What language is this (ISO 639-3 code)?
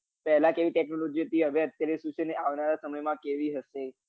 guj